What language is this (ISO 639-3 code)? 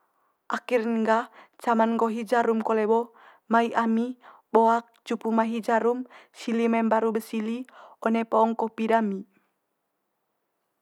mqy